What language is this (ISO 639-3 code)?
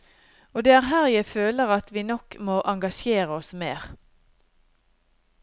nor